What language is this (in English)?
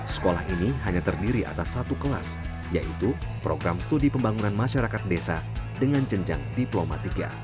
Indonesian